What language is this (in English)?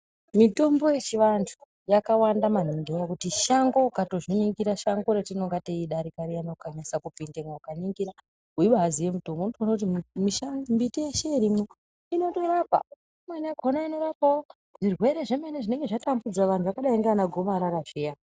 Ndau